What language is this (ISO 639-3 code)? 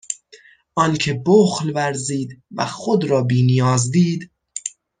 fas